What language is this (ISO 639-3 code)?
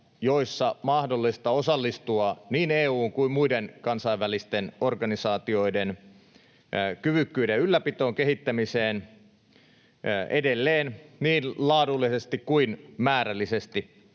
fin